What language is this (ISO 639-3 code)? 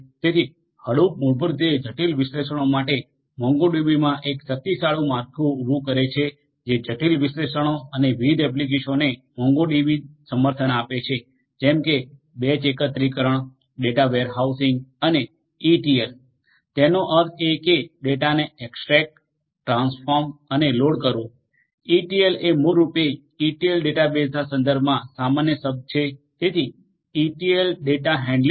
guj